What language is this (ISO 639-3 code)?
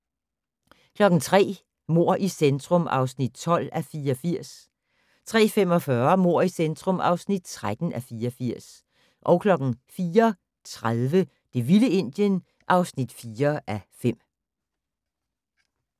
dan